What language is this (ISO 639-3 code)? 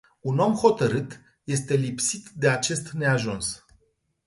ron